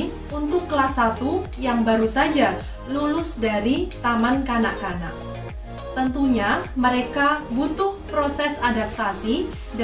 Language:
Indonesian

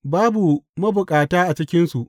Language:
Hausa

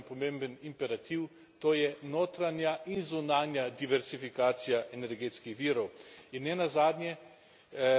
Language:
Slovenian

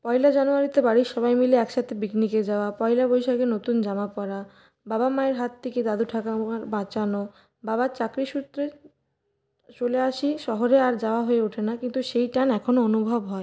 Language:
Bangla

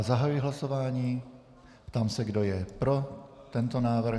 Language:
Czech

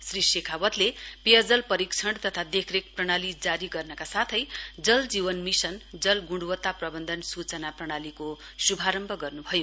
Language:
Nepali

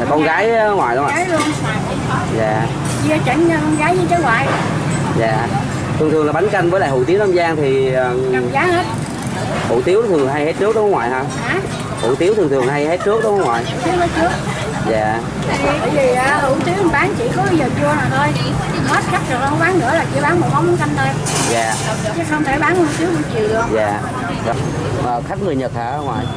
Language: Vietnamese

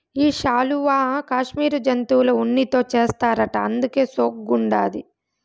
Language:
Telugu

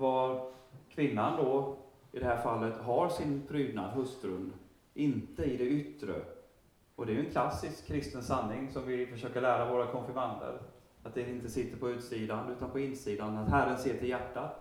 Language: Swedish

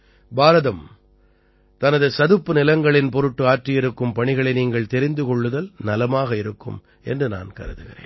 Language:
Tamil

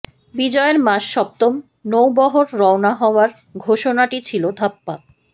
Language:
Bangla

